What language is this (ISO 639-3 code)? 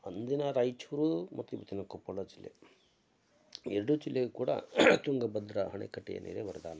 kan